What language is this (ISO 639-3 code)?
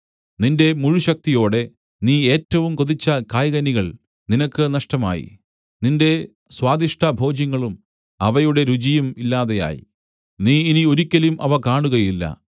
mal